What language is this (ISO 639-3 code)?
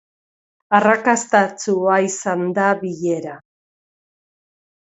eus